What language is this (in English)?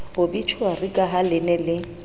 Southern Sotho